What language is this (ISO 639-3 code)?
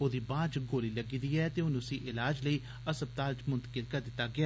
doi